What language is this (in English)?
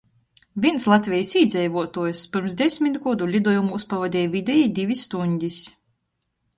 Latgalian